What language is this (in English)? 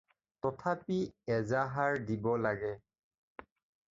Assamese